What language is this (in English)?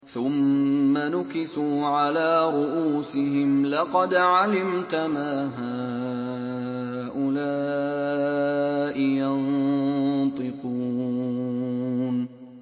Arabic